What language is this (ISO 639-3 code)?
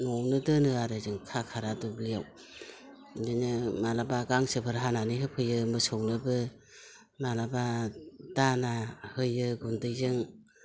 brx